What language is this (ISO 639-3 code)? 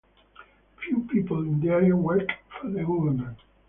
eng